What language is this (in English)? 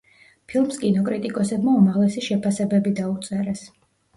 Georgian